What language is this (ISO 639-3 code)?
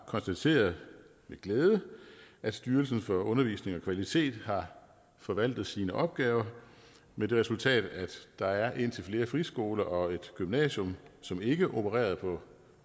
dan